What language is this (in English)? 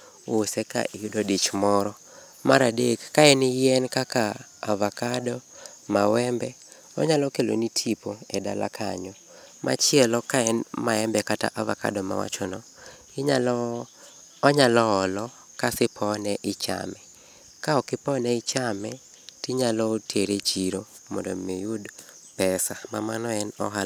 Luo (Kenya and Tanzania)